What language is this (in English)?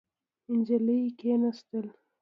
Pashto